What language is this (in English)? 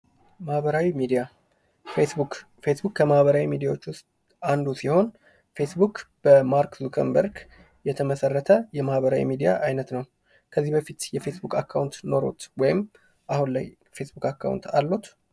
Amharic